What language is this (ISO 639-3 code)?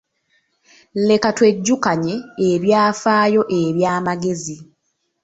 lug